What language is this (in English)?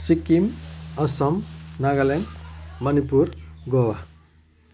Nepali